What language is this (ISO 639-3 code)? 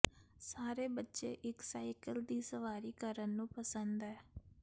pan